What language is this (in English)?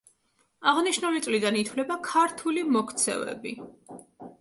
Georgian